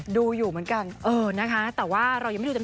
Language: Thai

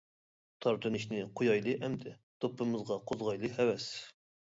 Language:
Uyghur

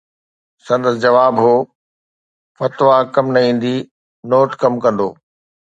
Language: Sindhi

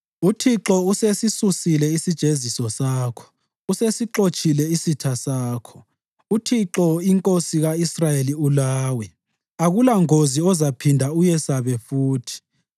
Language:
North Ndebele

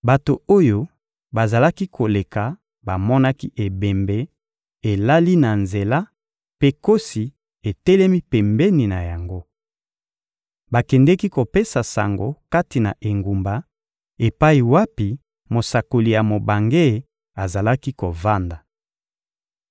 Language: Lingala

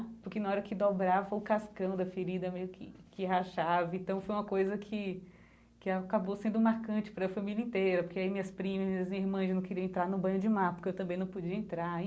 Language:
Portuguese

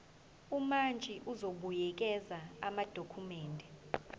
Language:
Zulu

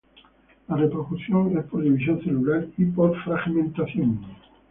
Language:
Spanish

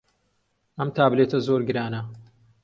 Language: Central Kurdish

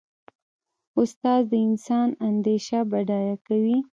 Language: Pashto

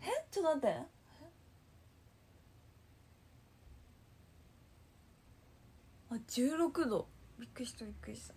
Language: Japanese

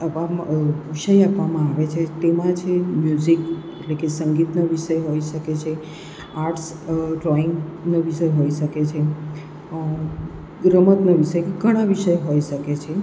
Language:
Gujarati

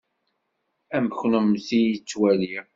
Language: Kabyle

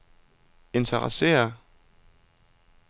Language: Danish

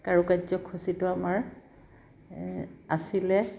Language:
Assamese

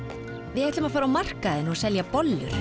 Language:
Icelandic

